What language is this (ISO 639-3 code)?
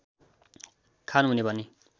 nep